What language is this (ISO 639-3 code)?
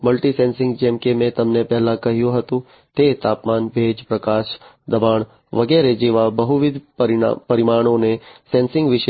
guj